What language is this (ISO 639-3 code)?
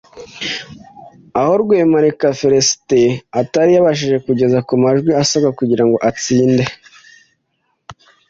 kin